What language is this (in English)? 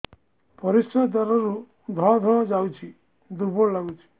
Odia